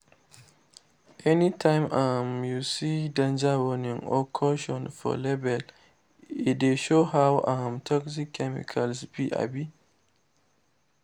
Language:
Nigerian Pidgin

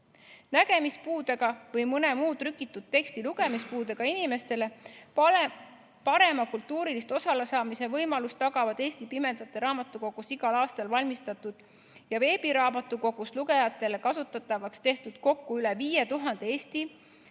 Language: Estonian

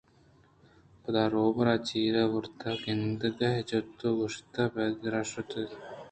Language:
Eastern Balochi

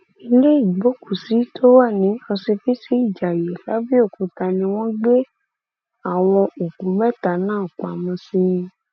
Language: Yoruba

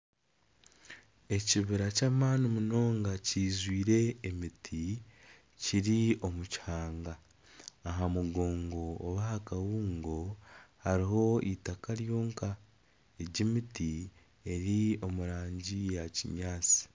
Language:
Nyankole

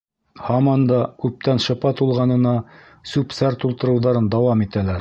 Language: Bashkir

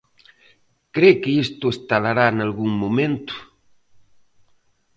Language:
Galician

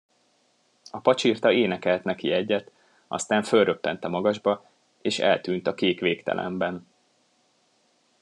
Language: Hungarian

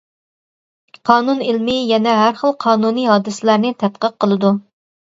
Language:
Uyghur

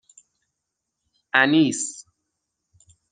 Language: Persian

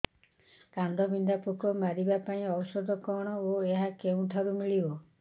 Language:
Odia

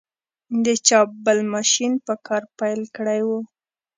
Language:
Pashto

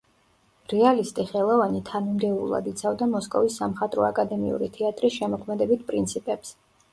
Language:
Georgian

